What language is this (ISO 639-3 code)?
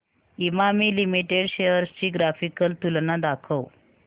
mar